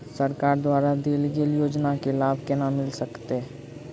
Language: Maithili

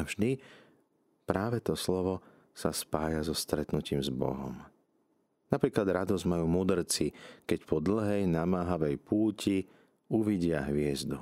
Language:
Slovak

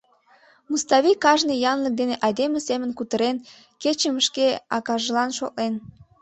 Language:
Mari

